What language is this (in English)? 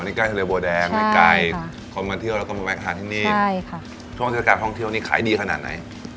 Thai